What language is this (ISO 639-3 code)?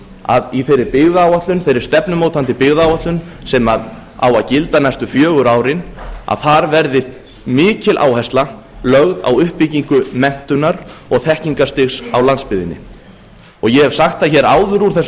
isl